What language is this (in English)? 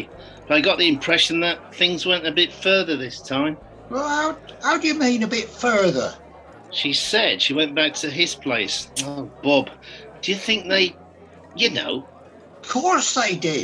English